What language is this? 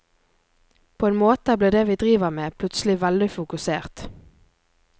Norwegian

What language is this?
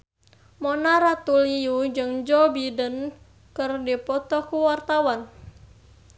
Sundanese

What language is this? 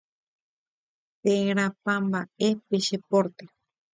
Guarani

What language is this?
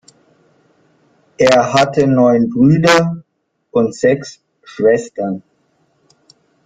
German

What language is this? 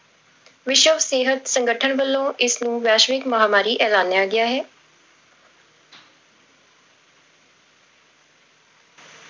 Punjabi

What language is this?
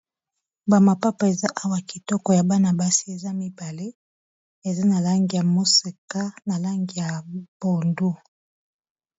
Lingala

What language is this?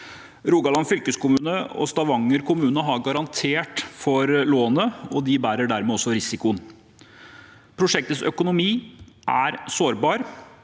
Norwegian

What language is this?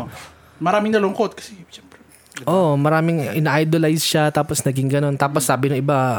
Filipino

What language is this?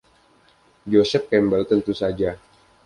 Indonesian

